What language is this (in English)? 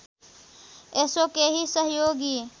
Nepali